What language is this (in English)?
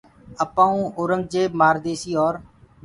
Gurgula